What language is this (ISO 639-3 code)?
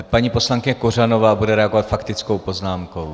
ces